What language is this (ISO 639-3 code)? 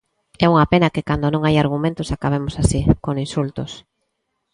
glg